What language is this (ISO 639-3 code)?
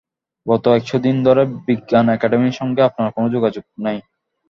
ben